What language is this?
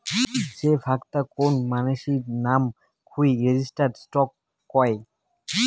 Bangla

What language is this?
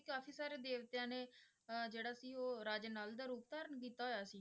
Punjabi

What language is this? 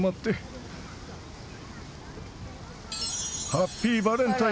Japanese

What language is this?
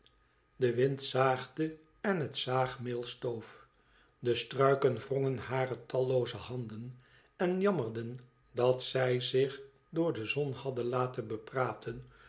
Dutch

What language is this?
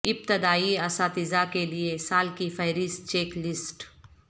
Urdu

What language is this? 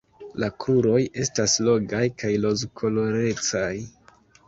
Esperanto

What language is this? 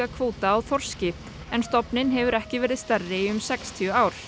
Icelandic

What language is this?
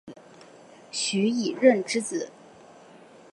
Chinese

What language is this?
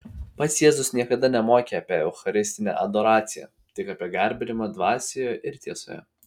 Lithuanian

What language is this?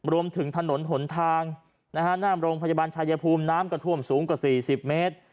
Thai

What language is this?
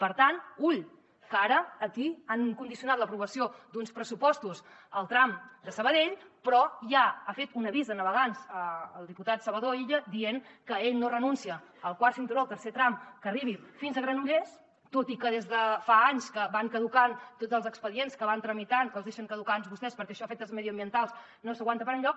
Catalan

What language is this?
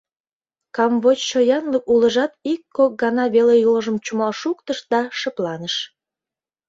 Mari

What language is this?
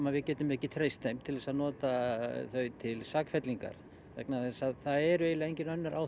Icelandic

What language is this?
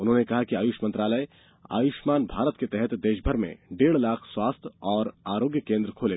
Hindi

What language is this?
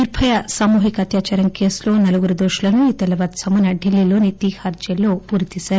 Telugu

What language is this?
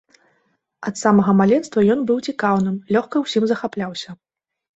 Belarusian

